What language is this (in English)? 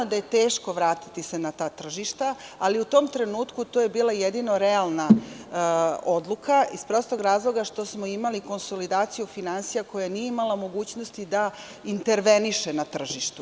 Serbian